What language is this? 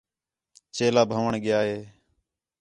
Khetrani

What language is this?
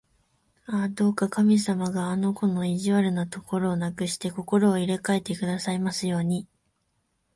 Japanese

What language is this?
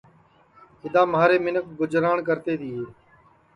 Sansi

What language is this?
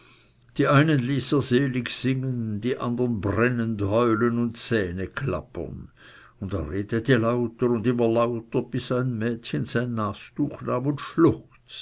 German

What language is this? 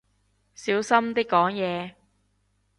Cantonese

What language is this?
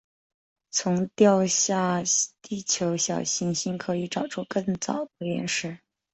Chinese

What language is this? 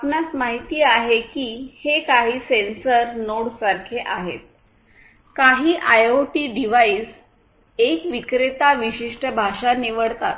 Marathi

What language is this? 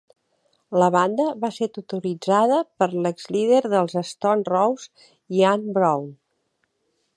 Catalan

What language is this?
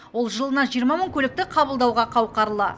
Kazakh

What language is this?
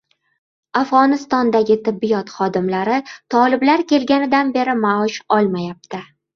Uzbek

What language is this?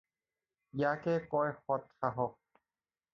Assamese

